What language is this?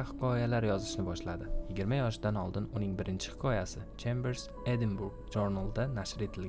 Turkish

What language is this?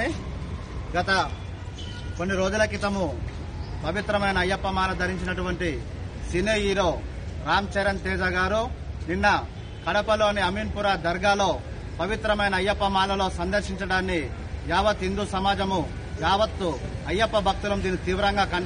Telugu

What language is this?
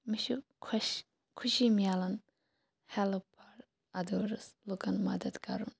Kashmiri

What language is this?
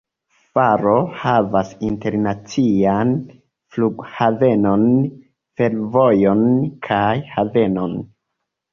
Esperanto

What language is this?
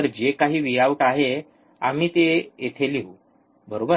Marathi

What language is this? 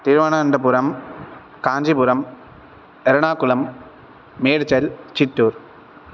Sanskrit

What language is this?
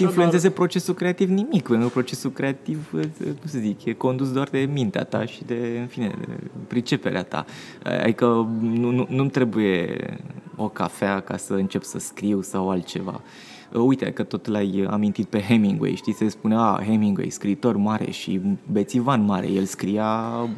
Romanian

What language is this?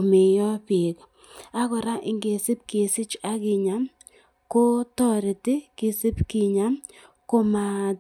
Kalenjin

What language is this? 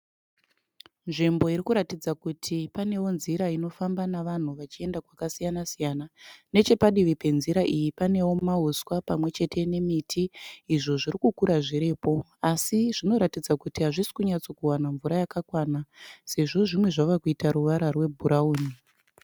Shona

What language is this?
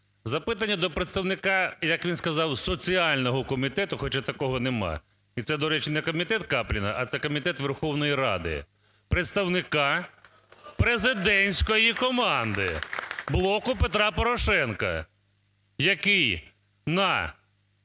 Ukrainian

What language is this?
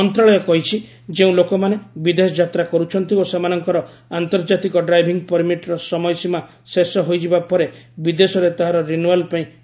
Odia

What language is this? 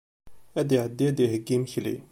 Kabyle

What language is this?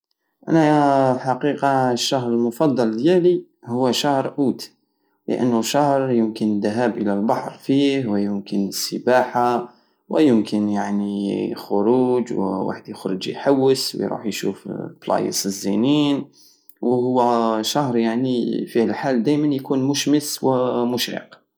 Algerian Saharan Arabic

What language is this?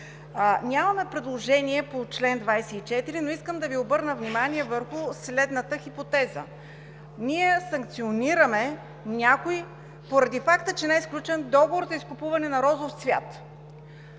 Bulgarian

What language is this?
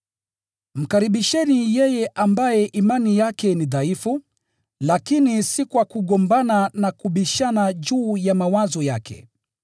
Swahili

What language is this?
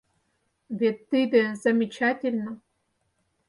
Mari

